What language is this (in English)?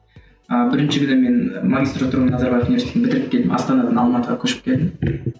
Kazakh